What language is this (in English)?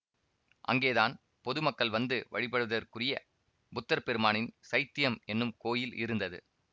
Tamil